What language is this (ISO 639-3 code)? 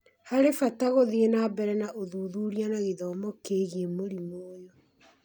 kik